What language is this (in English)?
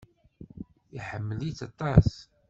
Kabyle